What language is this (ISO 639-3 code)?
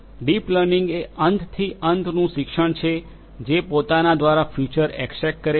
guj